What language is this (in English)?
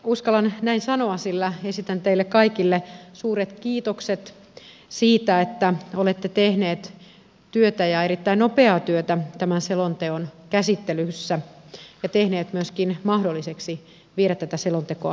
Finnish